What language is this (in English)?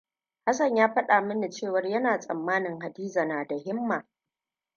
Hausa